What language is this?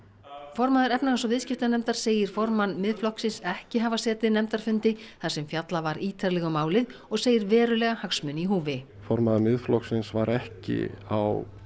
Icelandic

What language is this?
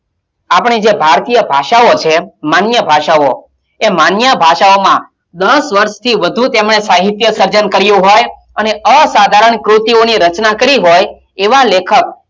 Gujarati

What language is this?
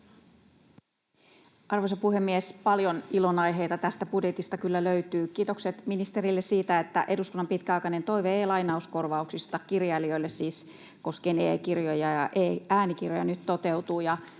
Finnish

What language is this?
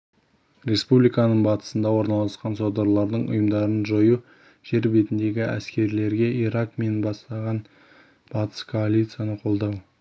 Kazakh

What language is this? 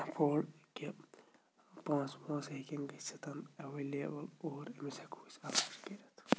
Kashmiri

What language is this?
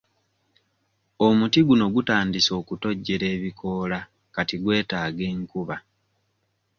Ganda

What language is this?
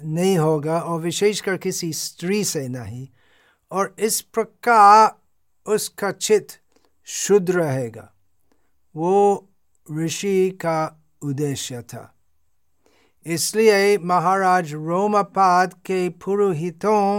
Hindi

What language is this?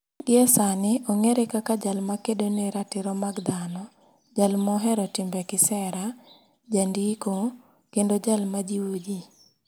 Luo (Kenya and Tanzania)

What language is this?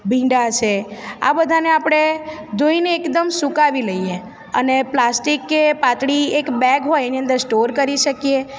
Gujarati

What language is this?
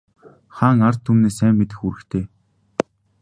Mongolian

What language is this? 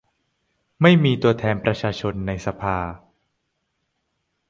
Thai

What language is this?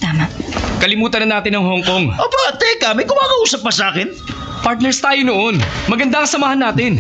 Filipino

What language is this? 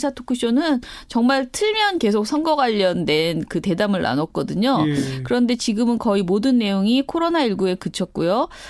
Korean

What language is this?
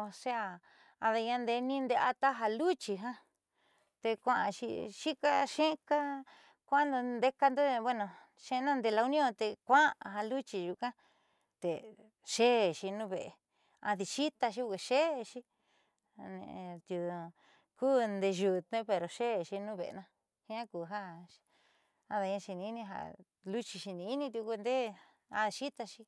Southeastern Nochixtlán Mixtec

